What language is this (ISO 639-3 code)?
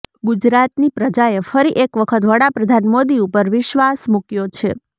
guj